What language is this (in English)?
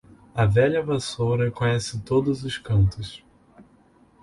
Portuguese